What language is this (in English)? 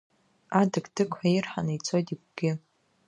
Abkhazian